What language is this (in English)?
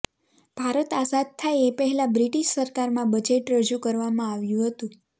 Gujarati